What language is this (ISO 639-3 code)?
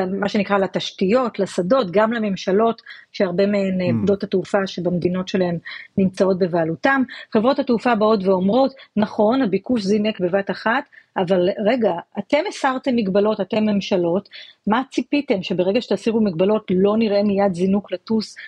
heb